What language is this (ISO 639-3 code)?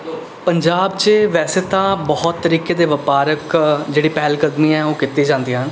pan